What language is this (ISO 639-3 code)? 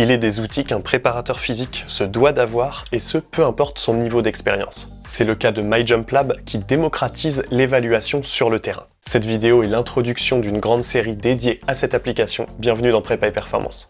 fra